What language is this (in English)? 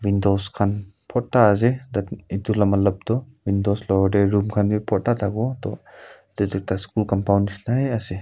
Naga Pidgin